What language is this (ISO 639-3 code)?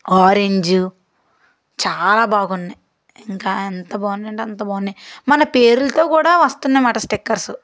tel